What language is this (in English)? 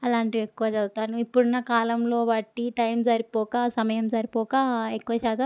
Telugu